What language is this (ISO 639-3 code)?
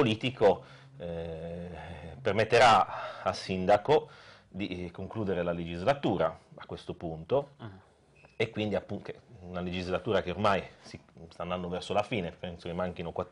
ita